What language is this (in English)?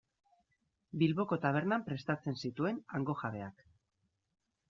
Basque